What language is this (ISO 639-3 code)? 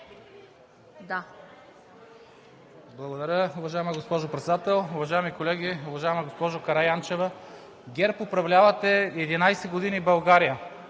bul